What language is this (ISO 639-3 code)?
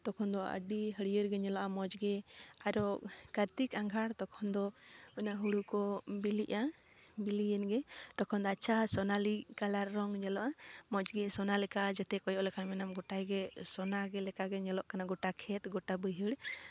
sat